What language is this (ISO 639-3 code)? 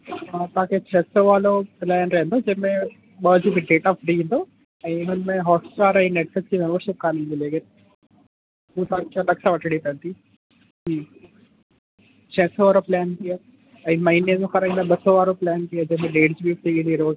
snd